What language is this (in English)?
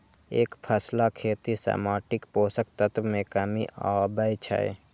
Maithili